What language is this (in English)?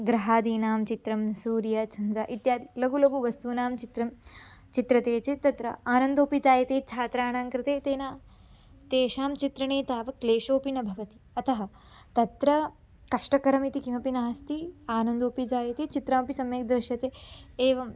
Sanskrit